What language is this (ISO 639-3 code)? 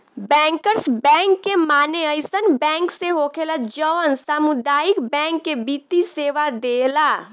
bho